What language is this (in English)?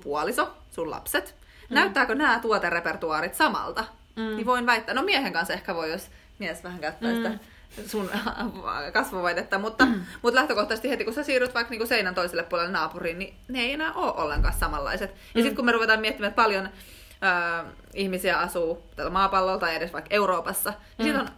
Finnish